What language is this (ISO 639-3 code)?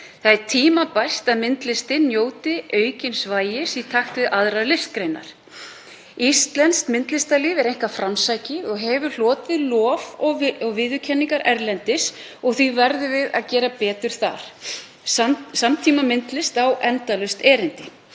isl